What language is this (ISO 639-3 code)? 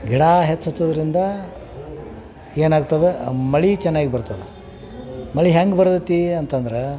kan